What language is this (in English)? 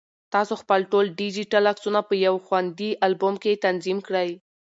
Pashto